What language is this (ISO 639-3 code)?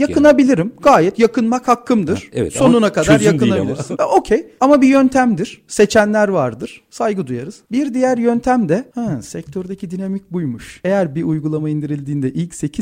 tur